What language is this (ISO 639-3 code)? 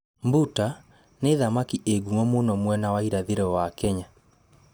kik